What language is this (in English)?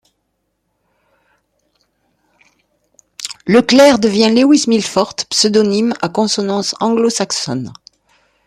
French